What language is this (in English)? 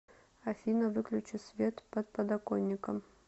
Russian